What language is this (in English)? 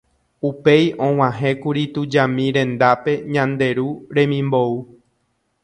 Guarani